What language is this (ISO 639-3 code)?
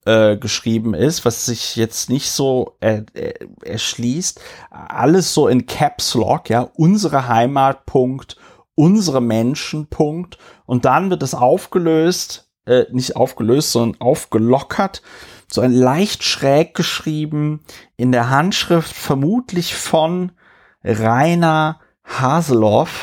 deu